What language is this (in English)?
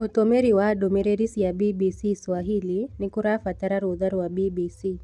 Kikuyu